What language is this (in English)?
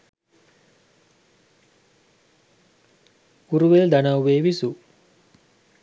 Sinhala